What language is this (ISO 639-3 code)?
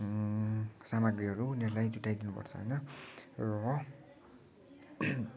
nep